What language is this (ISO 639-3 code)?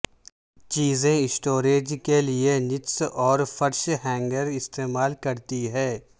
urd